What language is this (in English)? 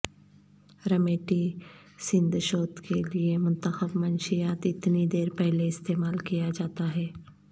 Urdu